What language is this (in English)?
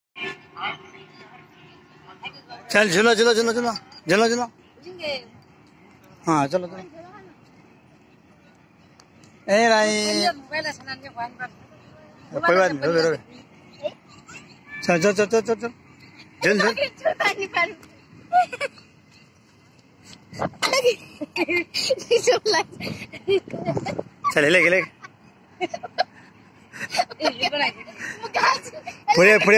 Hindi